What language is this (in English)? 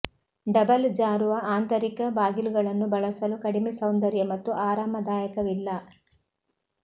Kannada